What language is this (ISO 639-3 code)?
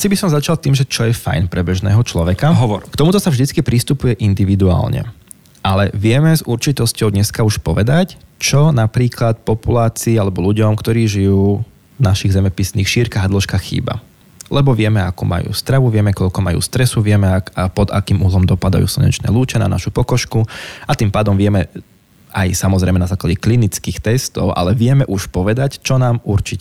slk